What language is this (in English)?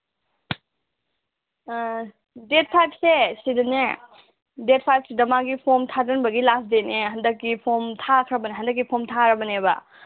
Manipuri